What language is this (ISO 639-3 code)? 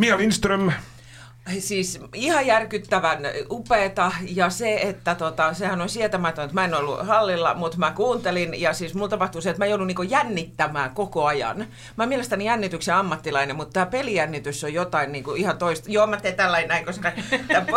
fin